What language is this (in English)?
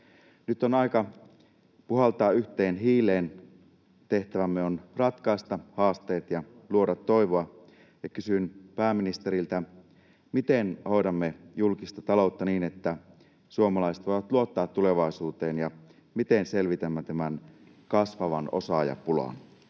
Finnish